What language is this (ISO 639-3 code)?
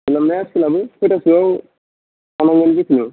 brx